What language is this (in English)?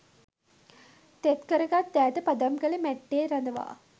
Sinhala